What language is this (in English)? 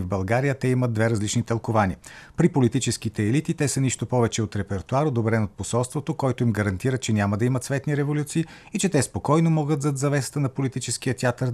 Bulgarian